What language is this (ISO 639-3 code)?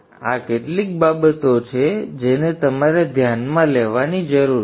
guj